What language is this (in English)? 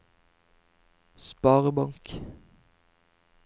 Norwegian